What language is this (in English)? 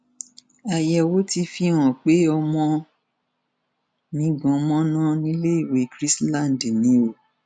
Yoruba